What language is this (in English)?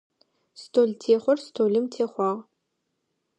Adyghe